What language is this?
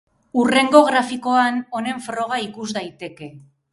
Basque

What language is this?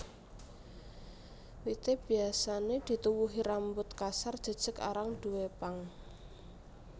Javanese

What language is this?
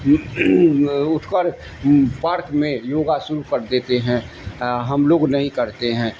Urdu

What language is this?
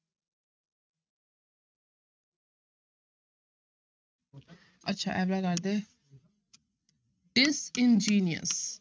Punjabi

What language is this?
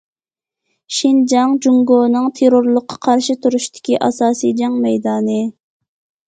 Uyghur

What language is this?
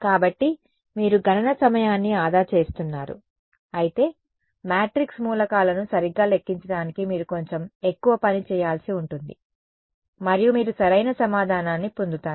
Telugu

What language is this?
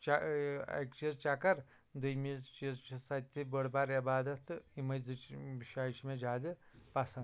Kashmiri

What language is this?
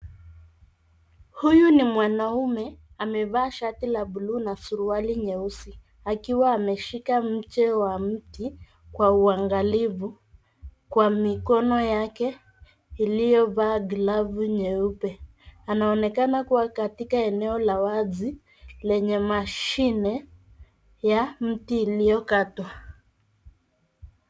Swahili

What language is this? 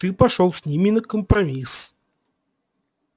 Russian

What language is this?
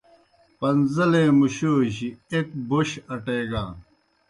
Kohistani Shina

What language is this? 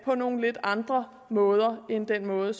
Danish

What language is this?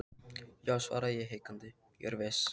Icelandic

